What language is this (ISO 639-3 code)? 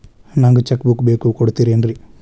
kan